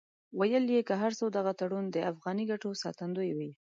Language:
Pashto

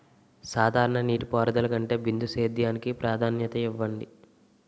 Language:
Telugu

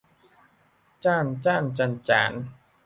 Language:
Thai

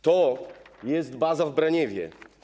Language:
Polish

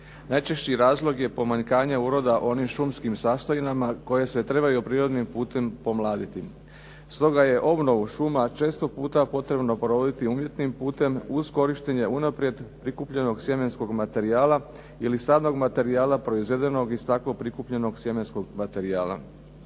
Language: Croatian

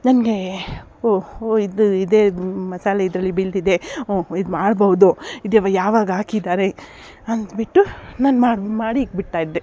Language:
Kannada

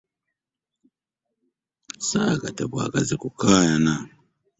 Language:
Ganda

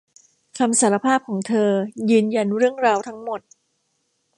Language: Thai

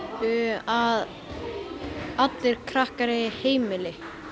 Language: Icelandic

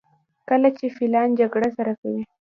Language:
Pashto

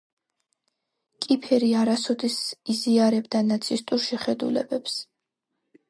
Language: Georgian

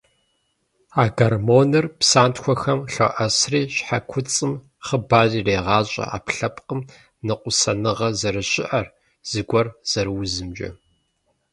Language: Kabardian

